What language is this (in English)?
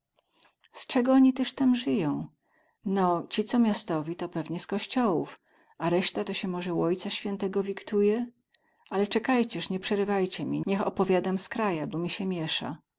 Polish